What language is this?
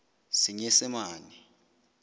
Southern Sotho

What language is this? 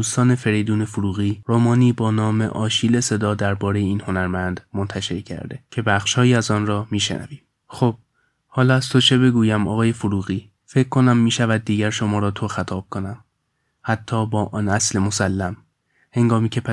Persian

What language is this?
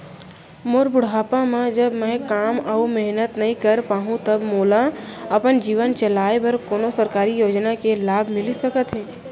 Chhattisgarhi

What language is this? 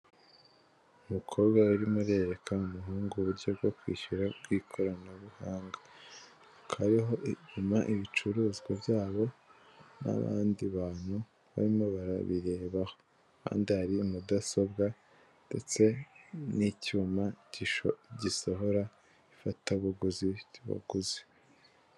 Kinyarwanda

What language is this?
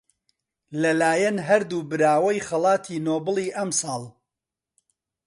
Central Kurdish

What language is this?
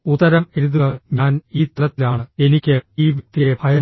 Malayalam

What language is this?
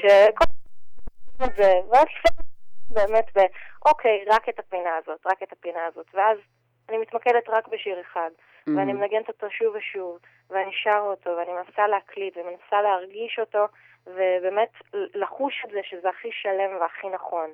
Hebrew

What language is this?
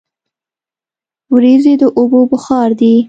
Pashto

